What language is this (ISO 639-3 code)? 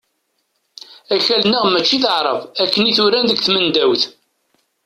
kab